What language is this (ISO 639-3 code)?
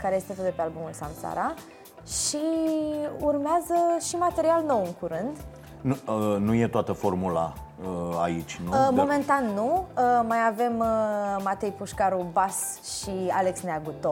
ron